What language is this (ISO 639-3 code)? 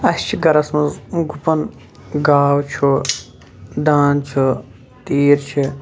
kas